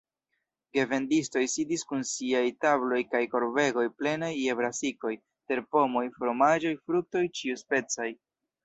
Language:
Esperanto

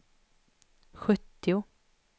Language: Swedish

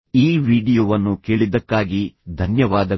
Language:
Kannada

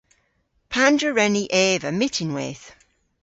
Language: Cornish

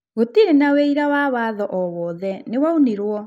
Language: Kikuyu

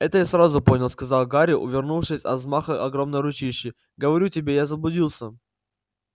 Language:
Russian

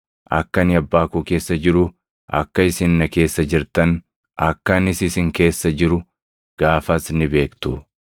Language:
Oromo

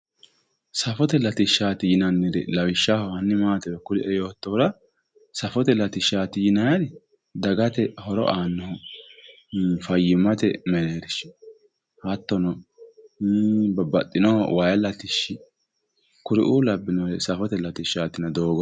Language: Sidamo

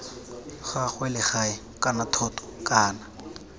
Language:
Tswana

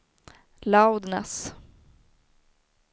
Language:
Swedish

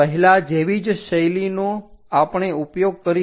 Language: Gujarati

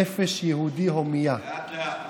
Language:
Hebrew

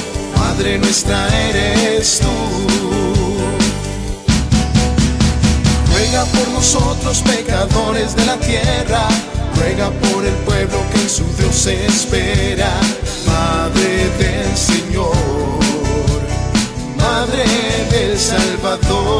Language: Spanish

